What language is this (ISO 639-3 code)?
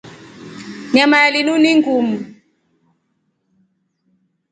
rof